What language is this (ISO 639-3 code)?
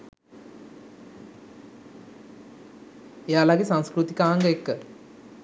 sin